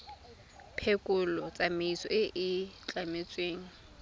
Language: Tswana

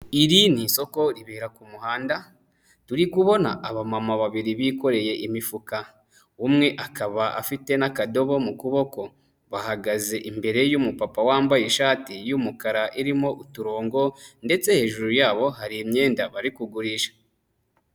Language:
Kinyarwanda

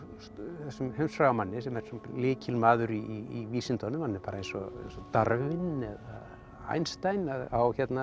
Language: Icelandic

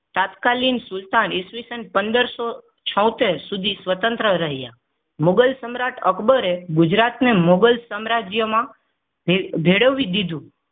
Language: Gujarati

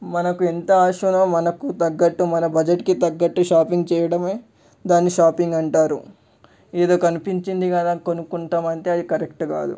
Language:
Telugu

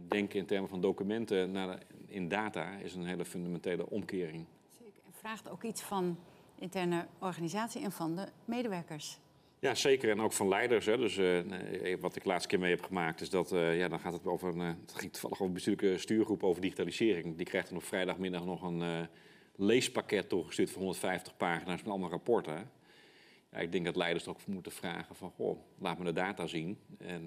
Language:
Dutch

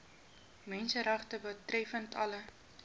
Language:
Afrikaans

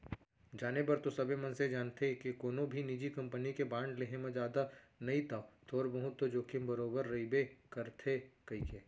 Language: Chhattisgarhi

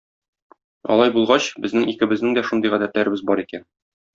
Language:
Tatar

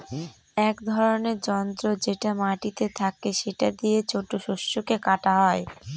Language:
Bangla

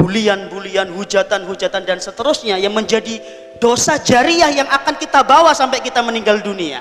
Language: Indonesian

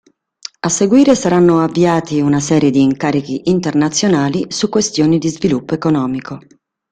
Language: Italian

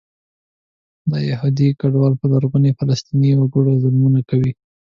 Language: Pashto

